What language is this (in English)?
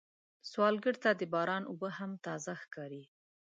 Pashto